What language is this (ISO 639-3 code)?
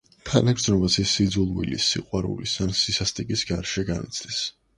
kat